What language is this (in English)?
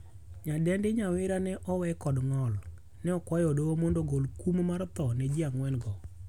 Luo (Kenya and Tanzania)